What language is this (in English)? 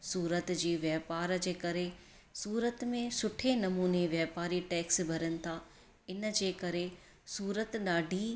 Sindhi